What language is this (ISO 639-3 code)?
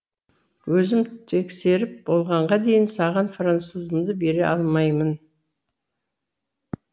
kaz